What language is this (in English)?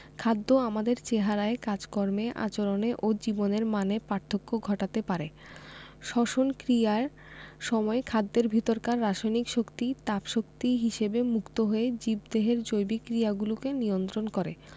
Bangla